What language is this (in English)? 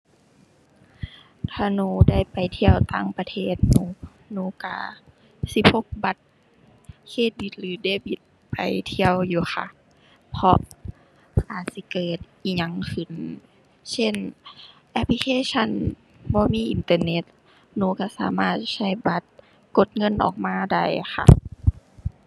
Thai